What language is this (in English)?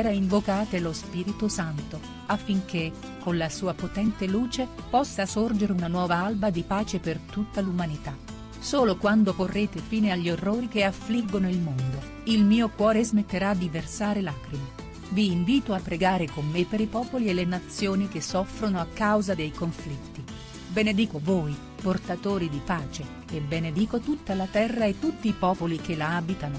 Italian